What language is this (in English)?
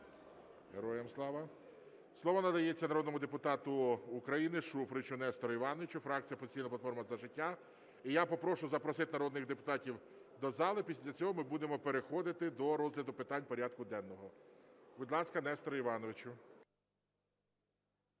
Ukrainian